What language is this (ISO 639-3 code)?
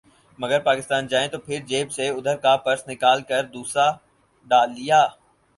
urd